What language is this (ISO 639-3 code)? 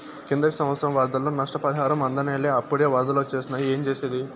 tel